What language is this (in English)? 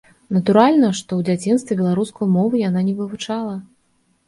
Belarusian